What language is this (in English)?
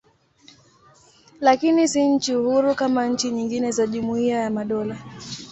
Swahili